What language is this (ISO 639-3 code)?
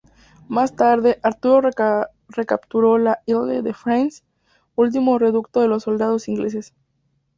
spa